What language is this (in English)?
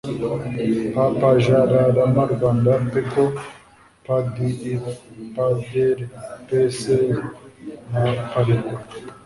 Kinyarwanda